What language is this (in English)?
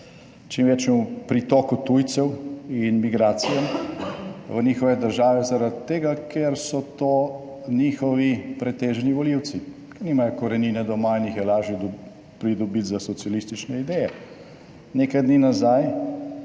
Slovenian